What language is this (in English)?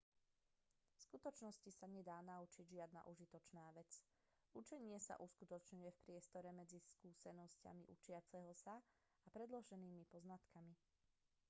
Slovak